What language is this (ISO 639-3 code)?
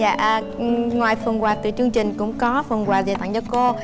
vie